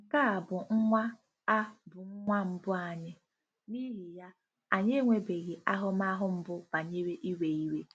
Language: Igbo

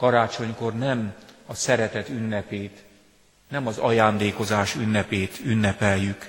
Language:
Hungarian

